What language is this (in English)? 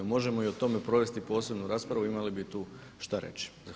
Croatian